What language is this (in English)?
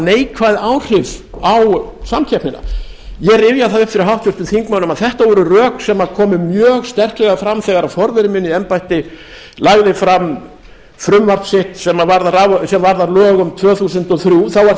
Icelandic